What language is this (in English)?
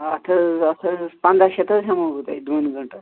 Kashmiri